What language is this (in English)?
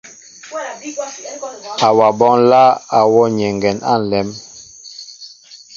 Mbo (Cameroon)